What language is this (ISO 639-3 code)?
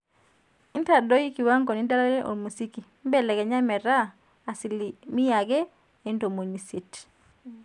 mas